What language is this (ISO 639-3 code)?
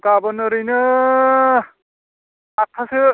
brx